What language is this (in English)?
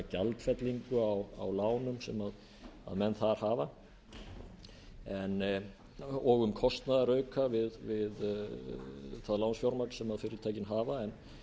Icelandic